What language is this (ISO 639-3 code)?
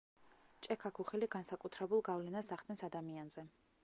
kat